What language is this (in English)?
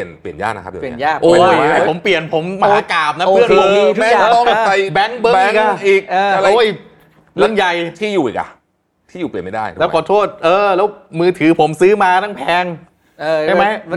Thai